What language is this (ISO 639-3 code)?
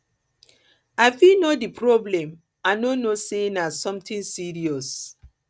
pcm